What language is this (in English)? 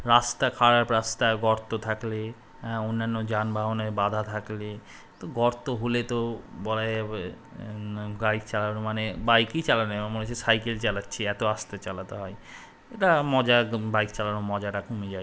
Bangla